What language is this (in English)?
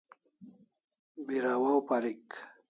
Kalasha